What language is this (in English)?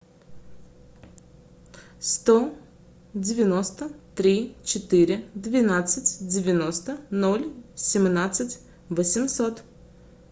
Russian